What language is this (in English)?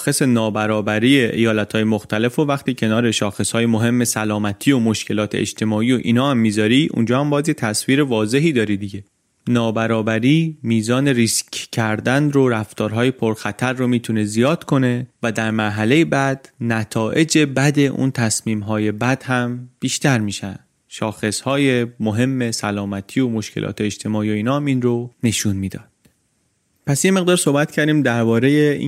Persian